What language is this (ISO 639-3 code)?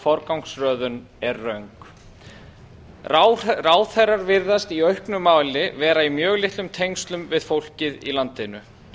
isl